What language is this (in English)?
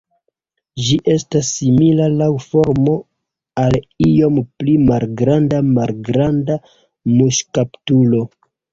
Esperanto